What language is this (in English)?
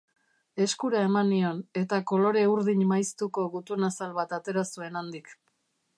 Basque